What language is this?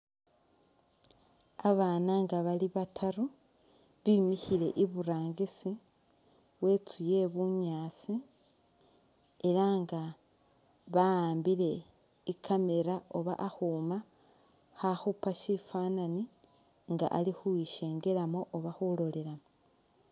Masaaba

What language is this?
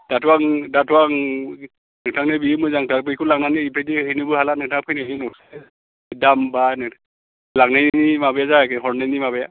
Bodo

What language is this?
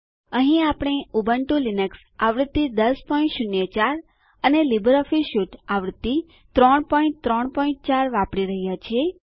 Gujarati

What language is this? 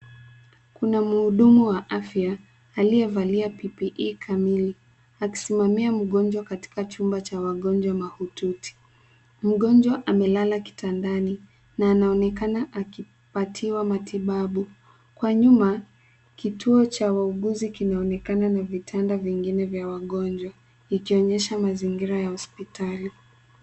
Swahili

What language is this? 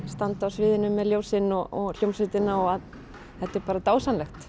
Icelandic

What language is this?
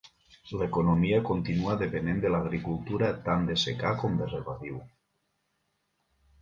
Catalan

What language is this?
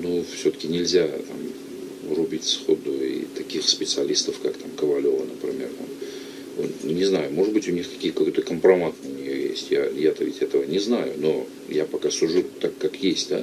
Russian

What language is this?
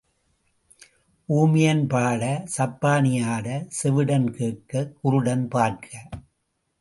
Tamil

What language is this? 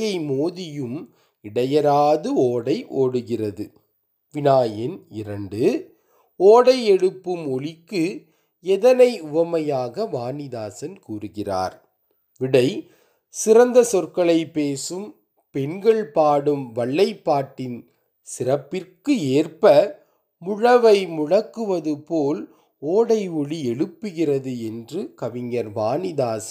Tamil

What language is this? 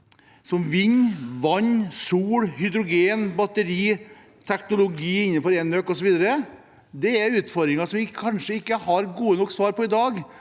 Norwegian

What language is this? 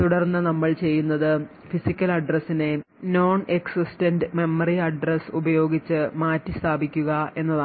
Malayalam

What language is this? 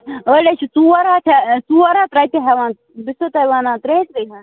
Kashmiri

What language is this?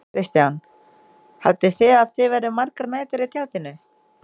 Icelandic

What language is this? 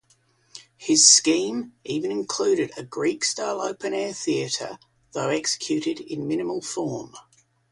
English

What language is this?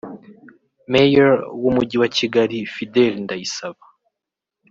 Kinyarwanda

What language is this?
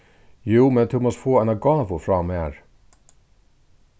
Faroese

